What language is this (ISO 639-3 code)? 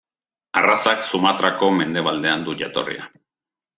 eus